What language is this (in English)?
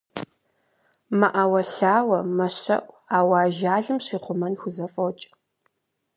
Kabardian